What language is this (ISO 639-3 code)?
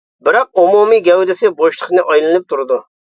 uig